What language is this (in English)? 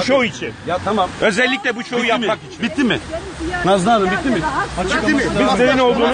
Turkish